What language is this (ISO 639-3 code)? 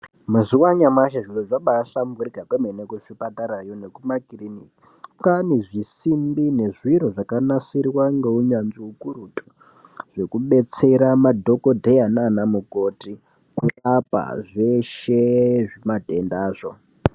ndc